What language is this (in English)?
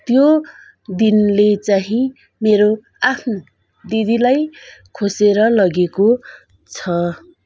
Nepali